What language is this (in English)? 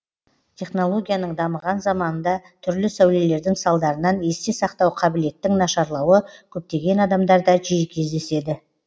Kazakh